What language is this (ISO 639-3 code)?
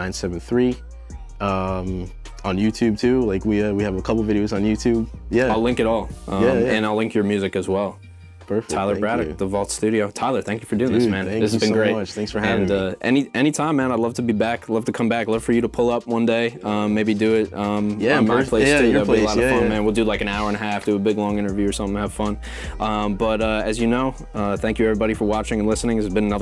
eng